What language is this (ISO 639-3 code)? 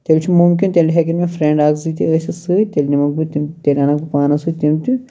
kas